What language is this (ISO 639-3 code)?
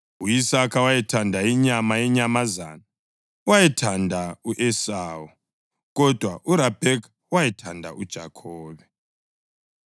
nde